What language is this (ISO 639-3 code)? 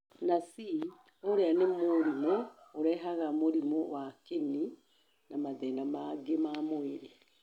kik